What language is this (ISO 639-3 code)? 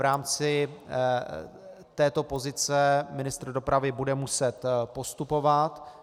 ces